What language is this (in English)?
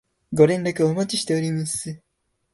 Japanese